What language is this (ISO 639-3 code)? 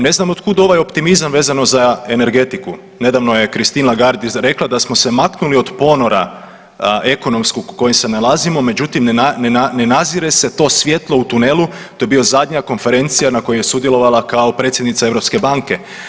hrv